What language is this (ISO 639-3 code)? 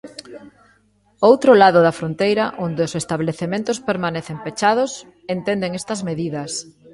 glg